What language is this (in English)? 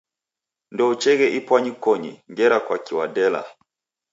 Taita